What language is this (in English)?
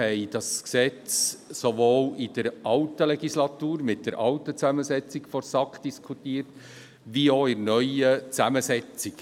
Swiss German